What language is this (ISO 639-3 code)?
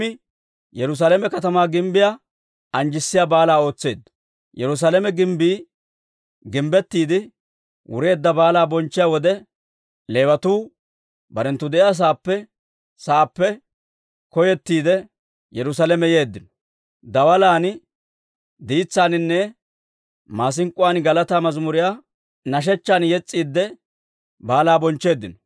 dwr